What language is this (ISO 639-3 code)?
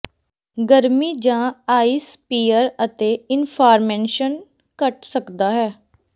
pan